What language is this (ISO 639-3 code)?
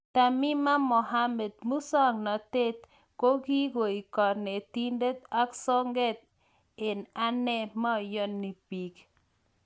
kln